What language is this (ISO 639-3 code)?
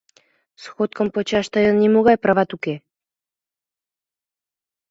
chm